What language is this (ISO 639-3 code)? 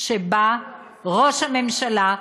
heb